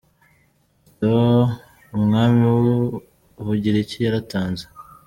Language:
Kinyarwanda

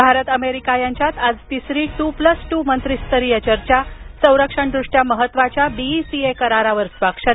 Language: Marathi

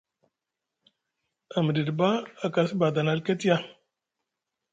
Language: Musgu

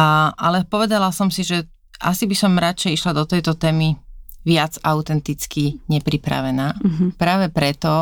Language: Slovak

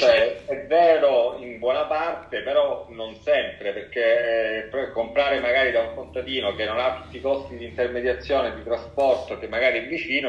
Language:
Italian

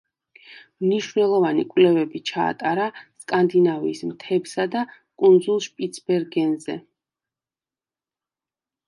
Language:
Georgian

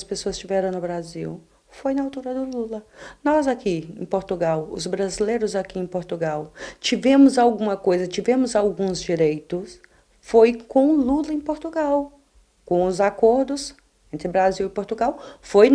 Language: Portuguese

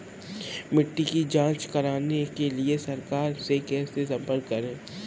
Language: Hindi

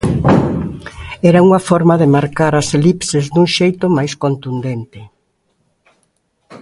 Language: Galician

